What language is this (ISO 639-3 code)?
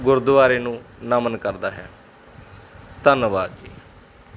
pan